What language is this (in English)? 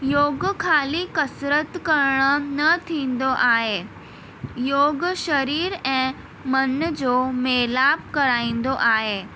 Sindhi